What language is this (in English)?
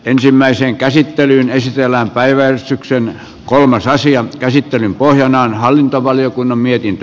Finnish